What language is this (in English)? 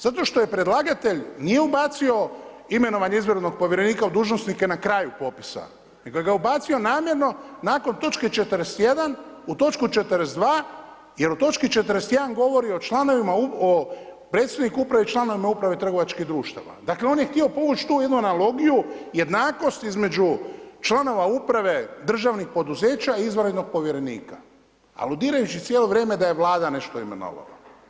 Croatian